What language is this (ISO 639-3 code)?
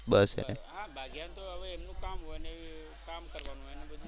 guj